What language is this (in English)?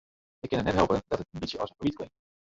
Western Frisian